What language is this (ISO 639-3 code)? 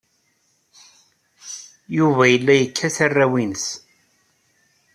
kab